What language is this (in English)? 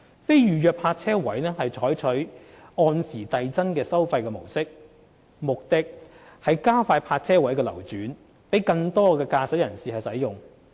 Cantonese